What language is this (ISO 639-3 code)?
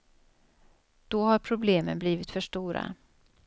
swe